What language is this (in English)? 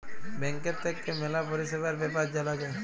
Bangla